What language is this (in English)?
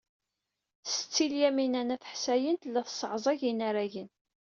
Kabyle